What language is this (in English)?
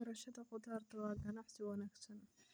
Somali